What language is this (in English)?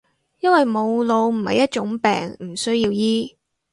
Cantonese